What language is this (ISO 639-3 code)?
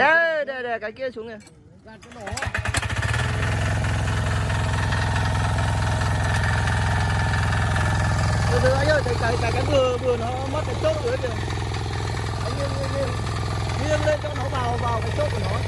vie